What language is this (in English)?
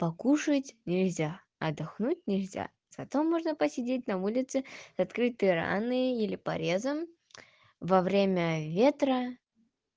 Russian